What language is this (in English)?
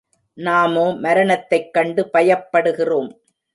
Tamil